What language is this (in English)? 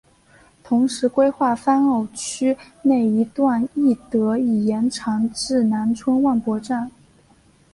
Chinese